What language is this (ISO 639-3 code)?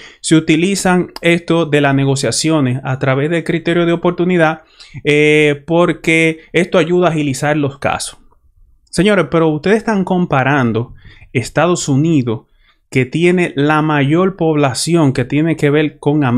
spa